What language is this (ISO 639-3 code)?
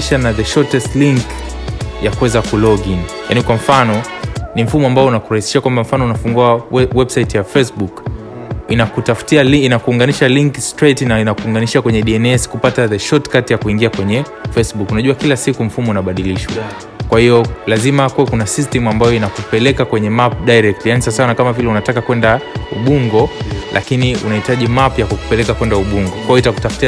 swa